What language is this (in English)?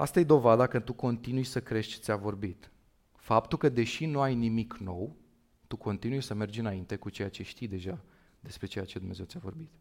Romanian